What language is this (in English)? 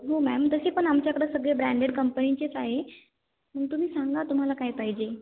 Marathi